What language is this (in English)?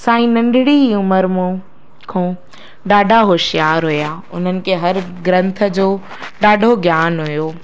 Sindhi